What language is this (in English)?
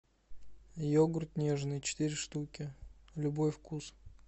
Russian